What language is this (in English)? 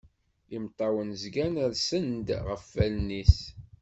Kabyle